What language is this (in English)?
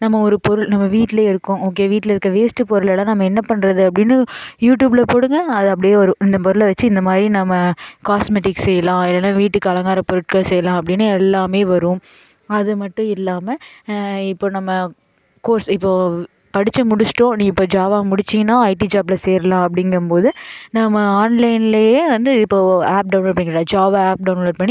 Tamil